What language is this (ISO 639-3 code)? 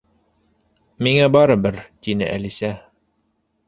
bak